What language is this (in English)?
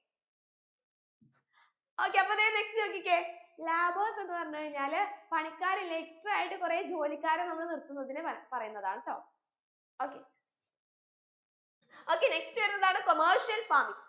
Malayalam